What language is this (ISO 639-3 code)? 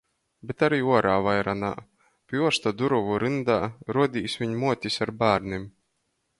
ltg